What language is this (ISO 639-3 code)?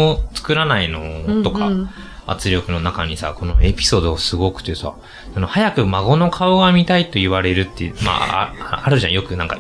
jpn